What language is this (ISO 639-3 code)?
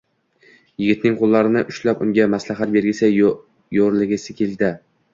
uzb